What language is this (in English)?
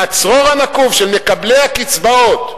Hebrew